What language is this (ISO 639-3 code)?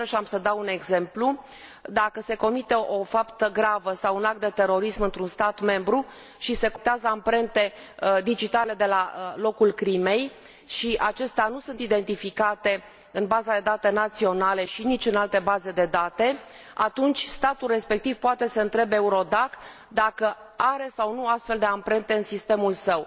ron